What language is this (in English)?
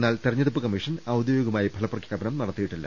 Malayalam